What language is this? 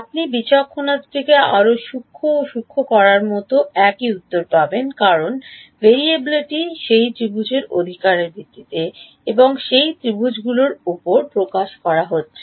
Bangla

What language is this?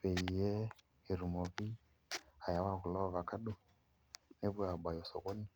Masai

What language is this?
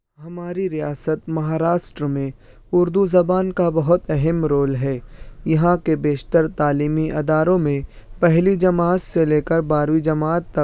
Urdu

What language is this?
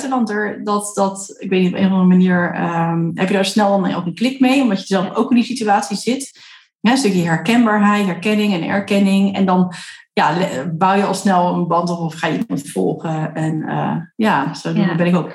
Dutch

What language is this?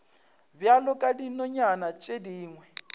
Northern Sotho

